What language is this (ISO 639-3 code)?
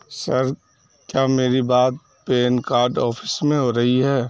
urd